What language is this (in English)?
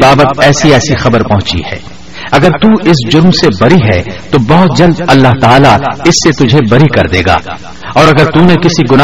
Urdu